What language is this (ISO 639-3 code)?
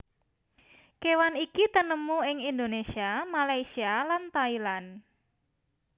jav